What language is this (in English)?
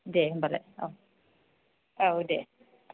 Bodo